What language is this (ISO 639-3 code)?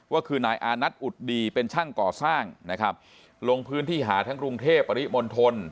tha